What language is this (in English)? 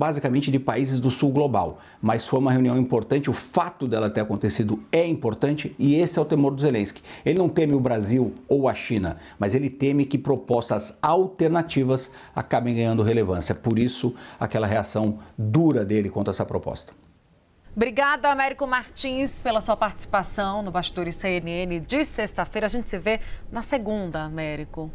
Portuguese